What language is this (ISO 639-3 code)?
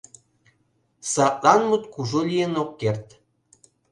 chm